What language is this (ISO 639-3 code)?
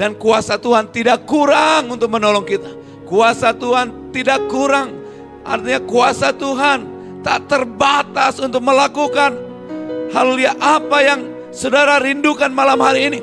ind